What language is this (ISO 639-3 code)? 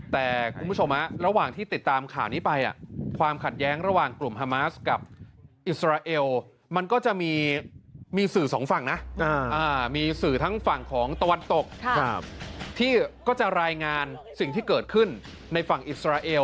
tha